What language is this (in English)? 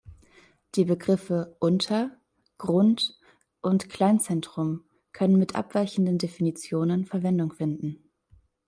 German